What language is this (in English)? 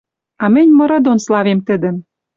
Western Mari